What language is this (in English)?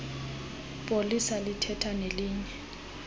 Xhosa